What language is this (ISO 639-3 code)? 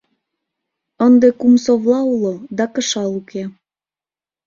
chm